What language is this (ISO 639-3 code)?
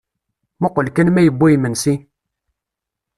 kab